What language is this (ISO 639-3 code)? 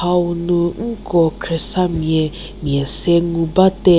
njm